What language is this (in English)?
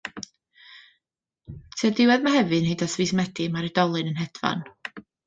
Welsh